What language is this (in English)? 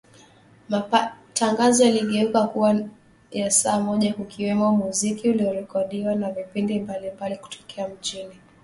Swahili